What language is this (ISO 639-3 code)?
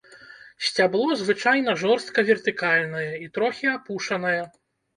bel